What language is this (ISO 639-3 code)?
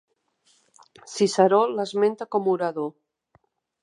cat